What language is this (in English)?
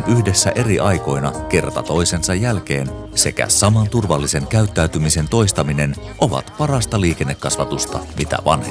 Finnish